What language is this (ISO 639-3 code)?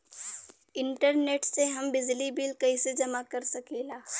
bho